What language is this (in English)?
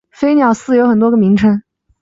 Chinese